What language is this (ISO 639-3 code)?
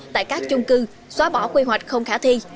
vie